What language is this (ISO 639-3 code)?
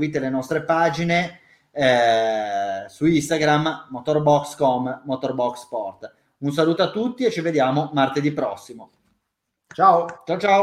ita